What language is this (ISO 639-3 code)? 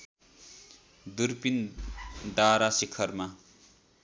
nep